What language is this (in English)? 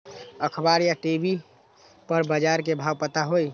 Magahi